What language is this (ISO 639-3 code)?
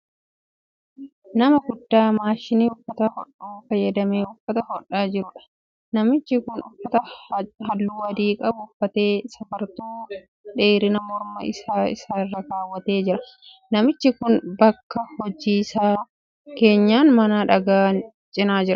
orm